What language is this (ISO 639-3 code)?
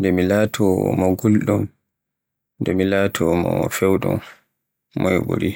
fue